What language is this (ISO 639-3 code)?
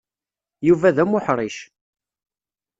kab